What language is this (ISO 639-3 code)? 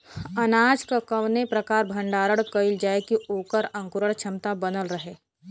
bho